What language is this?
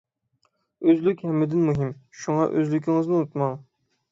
Uyghur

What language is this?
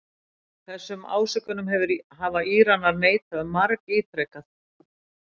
Icelandic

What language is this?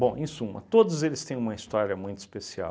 Portuguese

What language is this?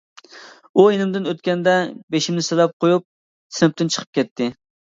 Uyghur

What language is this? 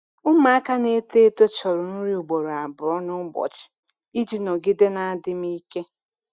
Igbo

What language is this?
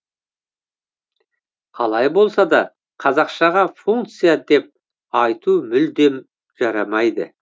Kazakh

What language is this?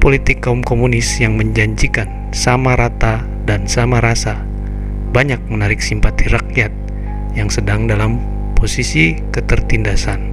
Indonesian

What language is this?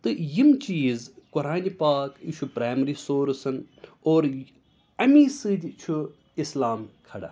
Kashmiri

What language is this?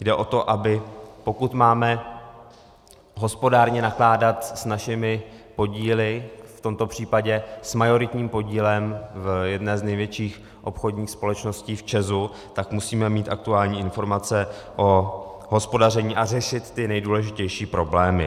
Czech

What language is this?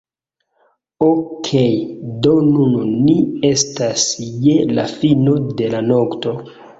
Esperanto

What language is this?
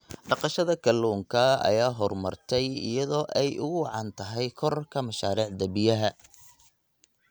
Somali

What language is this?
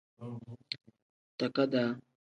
Tem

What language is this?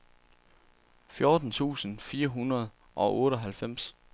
Danish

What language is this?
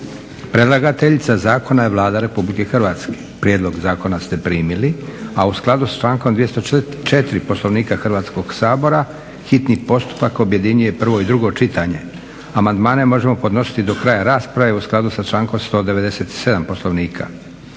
Croatian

